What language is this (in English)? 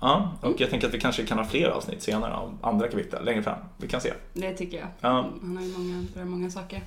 Swedish